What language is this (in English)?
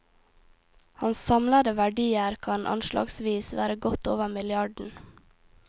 Norwegian